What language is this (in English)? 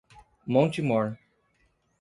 Portuguese